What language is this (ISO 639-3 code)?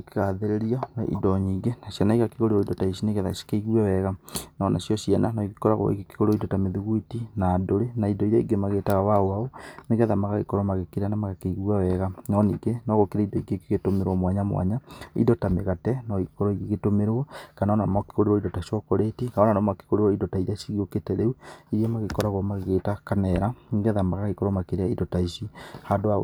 kik